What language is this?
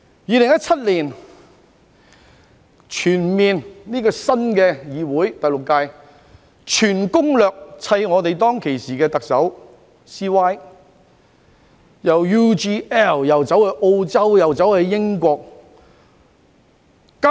Cantonese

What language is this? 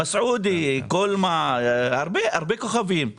Hebrew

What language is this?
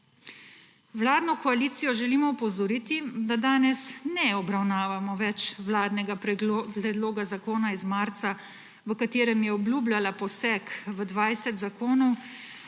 Slovenian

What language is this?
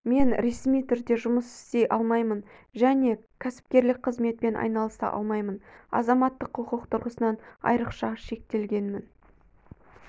Kazakh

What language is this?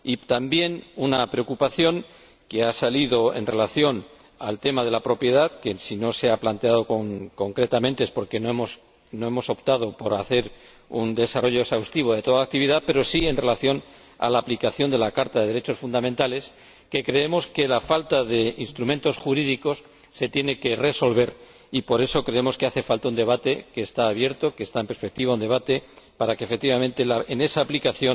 Spanish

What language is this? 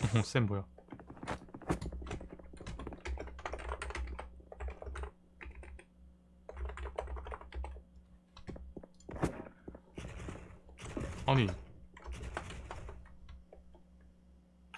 Korean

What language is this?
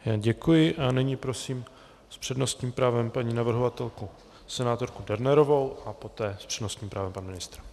Czech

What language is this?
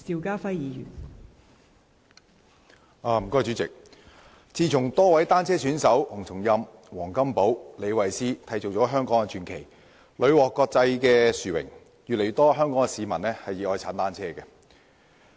Cantonese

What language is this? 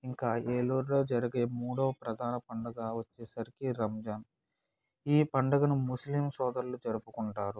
Telugu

